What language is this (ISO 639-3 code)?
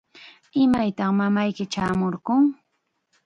qxa